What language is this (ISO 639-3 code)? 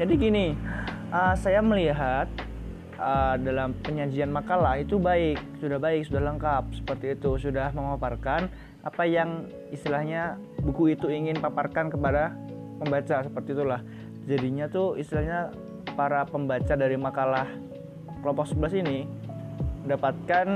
ind